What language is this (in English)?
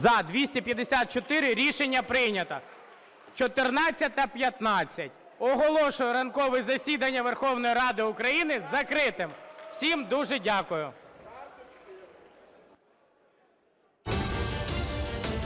Ukrainian